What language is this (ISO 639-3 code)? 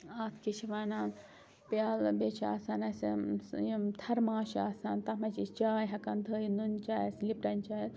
kas